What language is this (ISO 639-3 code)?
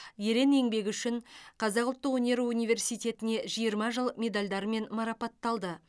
kaz